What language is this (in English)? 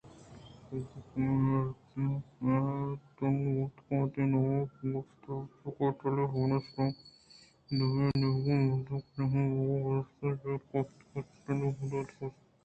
Eastern Balochi